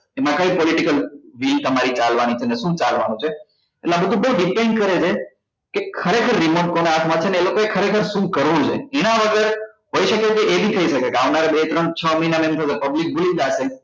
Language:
Gujarati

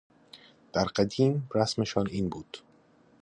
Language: Persian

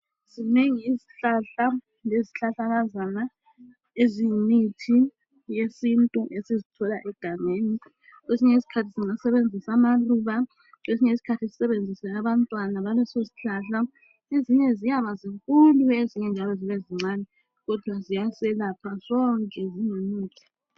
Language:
North Ndebele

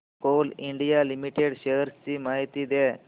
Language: Marathi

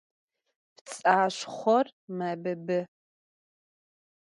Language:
Adyghe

